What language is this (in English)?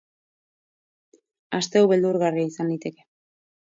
Basque